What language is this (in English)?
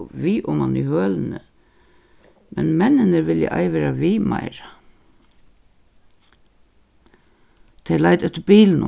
Faroese